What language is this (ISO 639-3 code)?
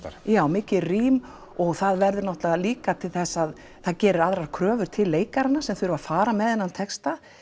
isl